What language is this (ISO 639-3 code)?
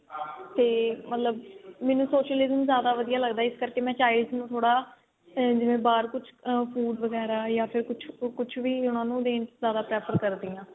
pan